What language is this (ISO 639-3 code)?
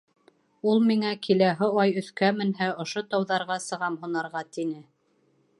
bak